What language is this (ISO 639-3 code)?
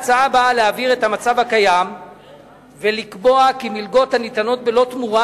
heb